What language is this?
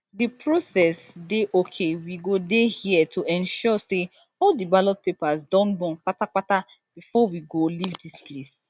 Nigerian Pidgin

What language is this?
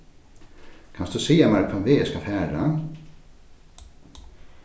Faroese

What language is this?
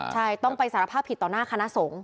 Thai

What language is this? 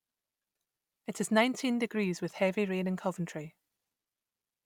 English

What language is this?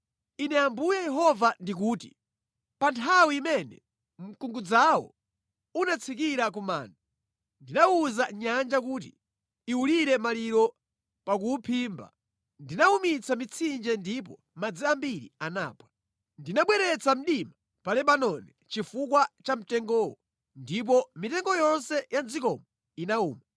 Nyanja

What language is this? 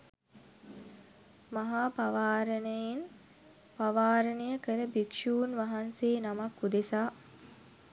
Sinhala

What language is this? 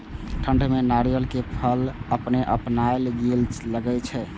Maithili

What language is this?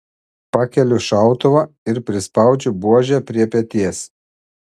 Lithuanian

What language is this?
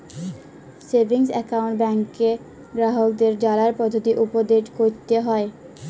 Bangla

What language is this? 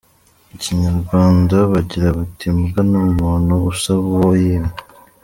Kinyarwanda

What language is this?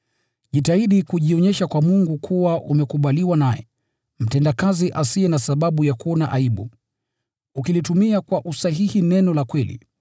Swahili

